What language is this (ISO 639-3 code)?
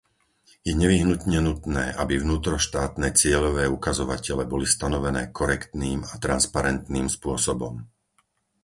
slk